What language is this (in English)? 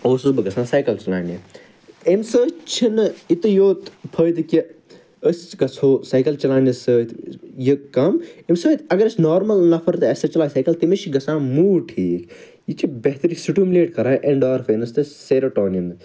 Kashmiri